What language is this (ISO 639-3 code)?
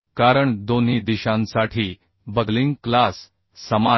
mar